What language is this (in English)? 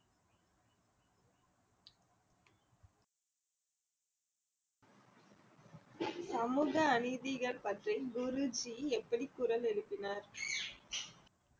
Tamil